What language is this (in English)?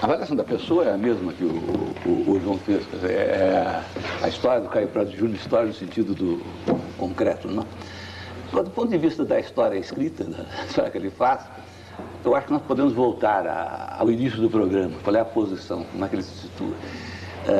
Portuguese